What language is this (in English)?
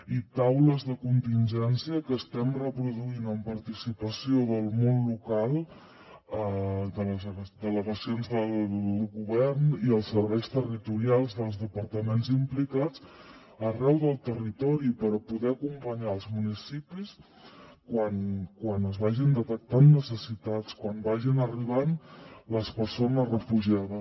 Catalan